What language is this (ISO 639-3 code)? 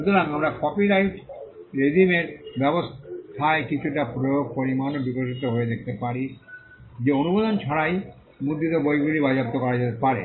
ben